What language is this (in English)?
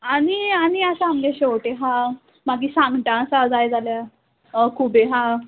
Konkani